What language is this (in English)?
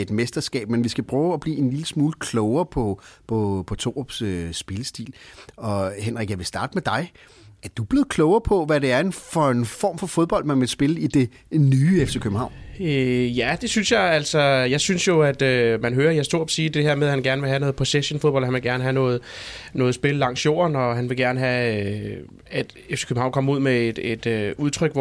Danish